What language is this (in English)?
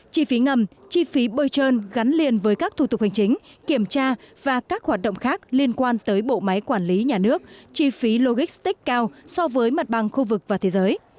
Vietnamese